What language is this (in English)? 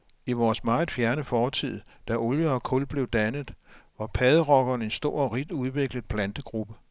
Danish